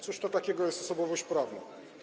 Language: Polish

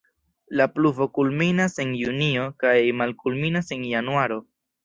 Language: Esperanto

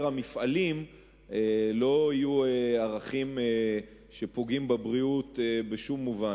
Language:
Hebrew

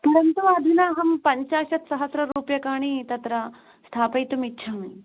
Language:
Sanskrit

